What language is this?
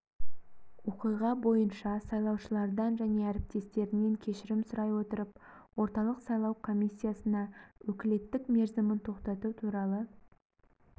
Kazakh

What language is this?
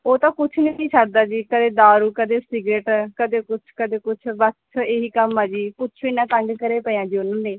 Punjabi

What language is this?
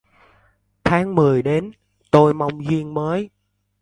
Vietnamese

